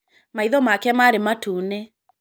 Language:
Kikuyu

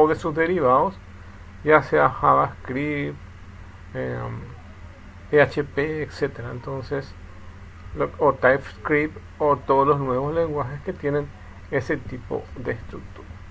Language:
Spanish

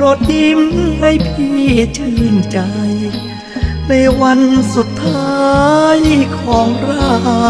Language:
Thai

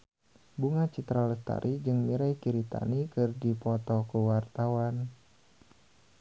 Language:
Sundanese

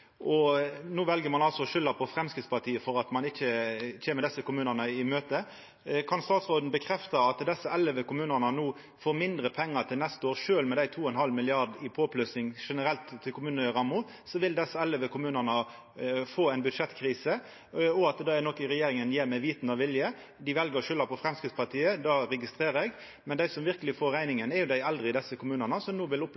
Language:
Norwegian Nynorsk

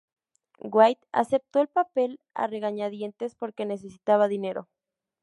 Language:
Spanish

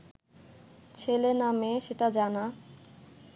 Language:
Bangla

